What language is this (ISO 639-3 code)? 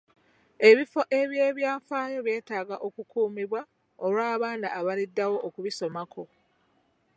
lug